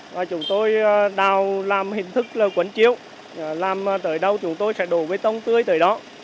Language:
Vietnamese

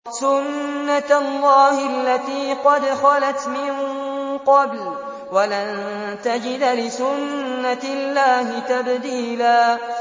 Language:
Arabic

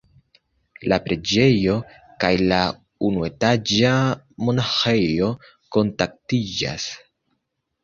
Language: Esperanto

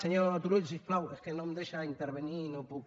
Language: Catalan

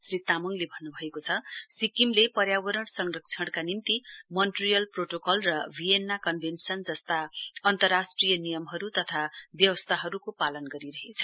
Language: Nepali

